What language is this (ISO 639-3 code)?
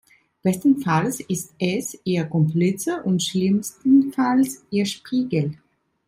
deu